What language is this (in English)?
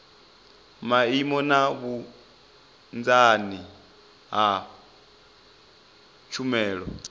Venda